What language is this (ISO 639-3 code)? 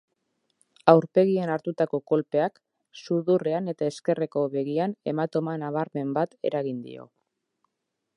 eus